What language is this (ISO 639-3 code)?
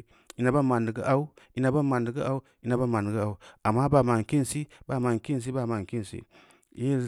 ndi